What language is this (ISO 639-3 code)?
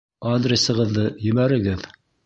bak